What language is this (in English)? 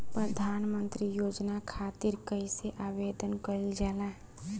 Bhojpuri